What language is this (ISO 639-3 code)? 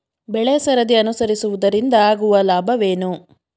kan